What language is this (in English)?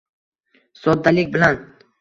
Uzbek